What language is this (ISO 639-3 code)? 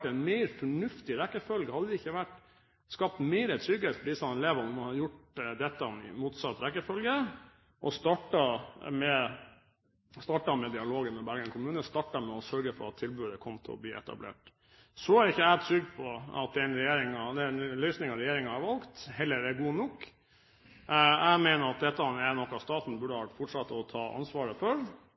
nob